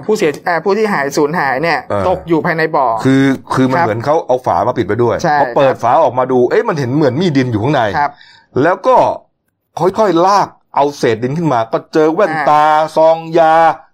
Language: Thai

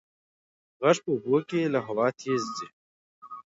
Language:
Pashto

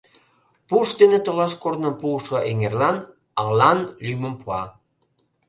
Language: Mari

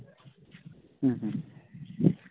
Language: Santali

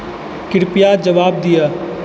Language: Maithili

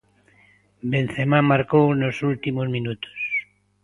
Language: Galician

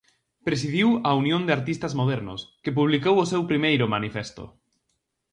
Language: Galician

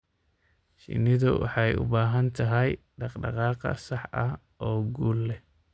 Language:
Somali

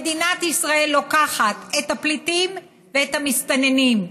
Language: Hebrew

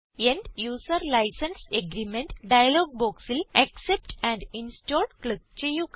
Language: Malayalam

